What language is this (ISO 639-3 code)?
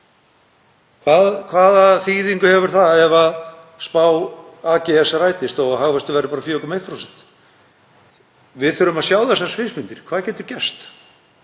isl